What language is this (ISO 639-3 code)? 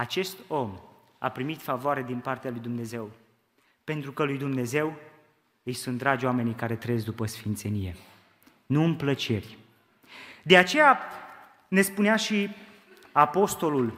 ron